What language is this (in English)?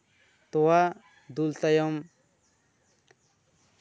Santali